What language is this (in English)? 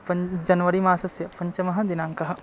Sanskrit